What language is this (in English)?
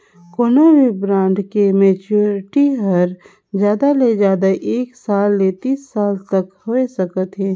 Chhattisgarhi